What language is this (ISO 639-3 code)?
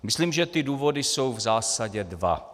ces